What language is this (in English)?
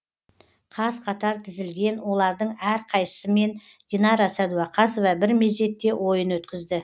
Kazakh